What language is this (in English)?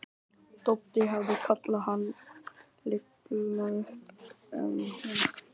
Icelandic